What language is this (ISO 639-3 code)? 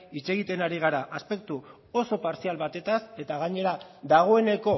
eus